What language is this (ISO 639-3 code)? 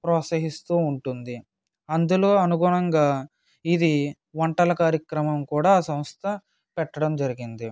tel